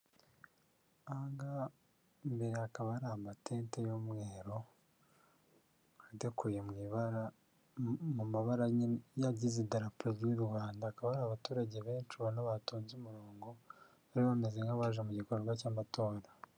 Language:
Kinyarwanda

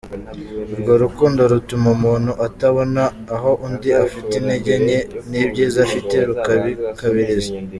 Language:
Kinyarwanda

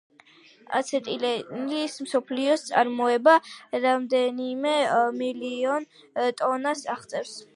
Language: Georgian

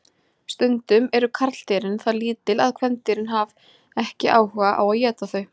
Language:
Icelandic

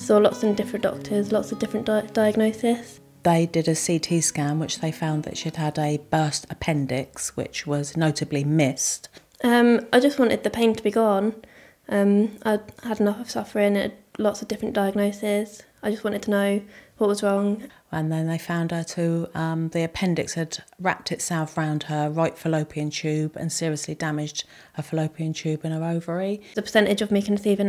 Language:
English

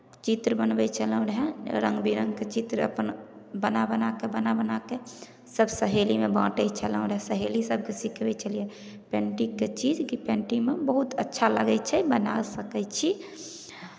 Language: Maithili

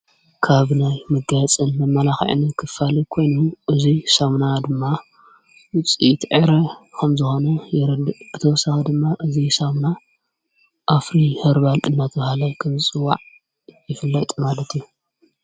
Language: Tigrinya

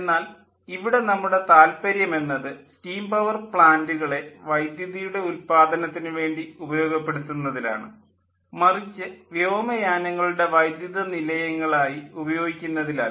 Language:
Malayalam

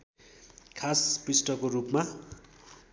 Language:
Nepali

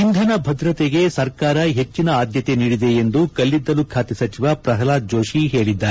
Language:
Kannada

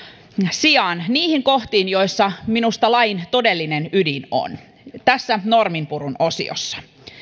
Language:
Finnish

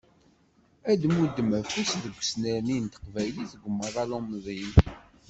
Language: Kabyle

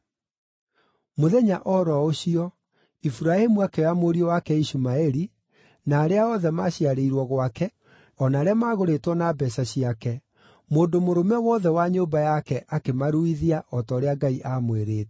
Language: Kikuyu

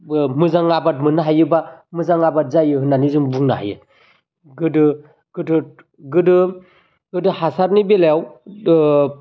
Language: Bodo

